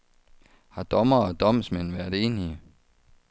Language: Danish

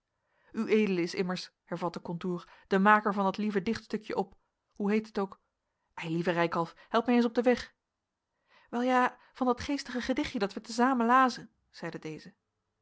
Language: Dutch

